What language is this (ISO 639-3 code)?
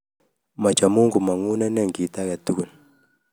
kln